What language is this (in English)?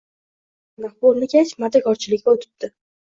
Uzbek